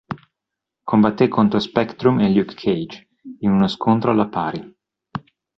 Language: Italian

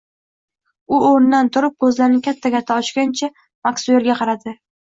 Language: Uzbek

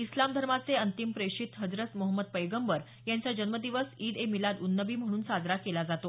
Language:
Marathi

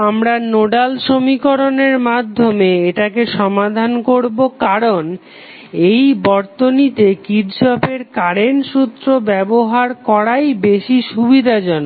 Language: Bangla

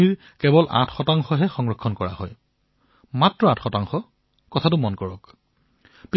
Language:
Assamese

